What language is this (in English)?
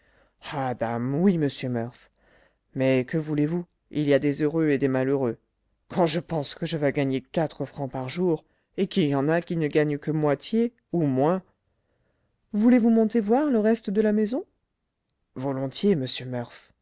French